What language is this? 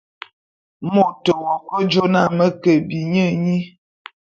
Bulu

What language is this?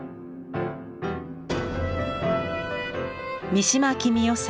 Japanese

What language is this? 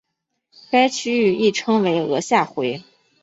Chinese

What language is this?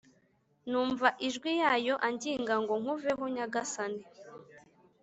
Kinyarwanda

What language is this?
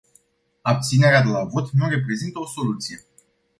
Romanian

